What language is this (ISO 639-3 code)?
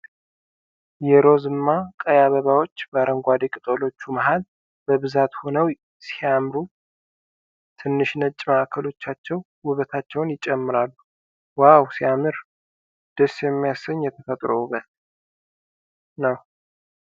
amh